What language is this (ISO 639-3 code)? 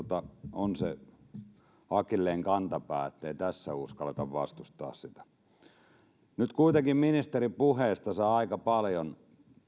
fin